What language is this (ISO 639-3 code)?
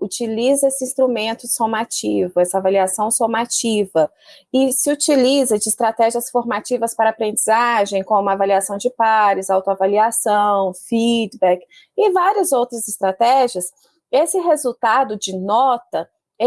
por